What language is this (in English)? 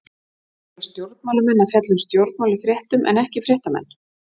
Icelandic